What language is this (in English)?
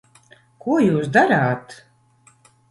Latvian